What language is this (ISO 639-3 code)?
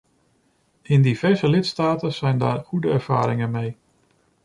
nld